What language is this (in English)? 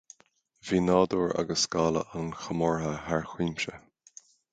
Irish